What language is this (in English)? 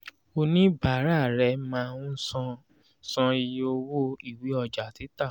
Yoruba